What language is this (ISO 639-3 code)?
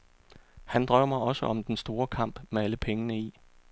dan